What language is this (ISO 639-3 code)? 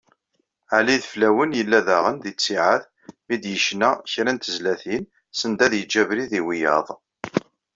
kab